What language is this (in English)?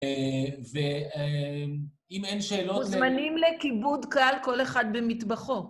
Hebrew